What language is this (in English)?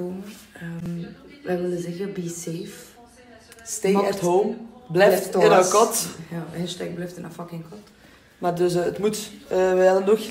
Dutch